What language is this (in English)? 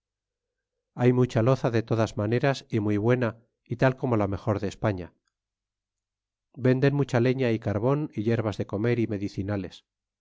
Spanish